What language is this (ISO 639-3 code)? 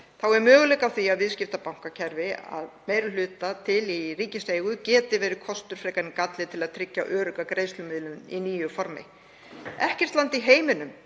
isl